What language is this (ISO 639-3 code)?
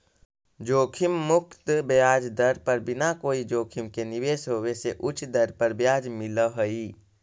mag